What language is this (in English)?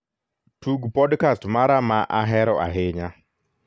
Luo (Kenya and Tanzania)